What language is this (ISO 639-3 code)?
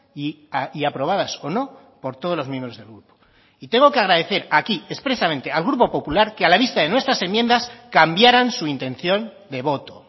spa